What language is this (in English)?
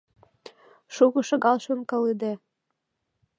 Mari